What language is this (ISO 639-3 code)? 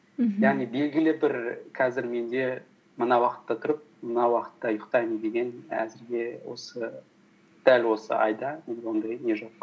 kaz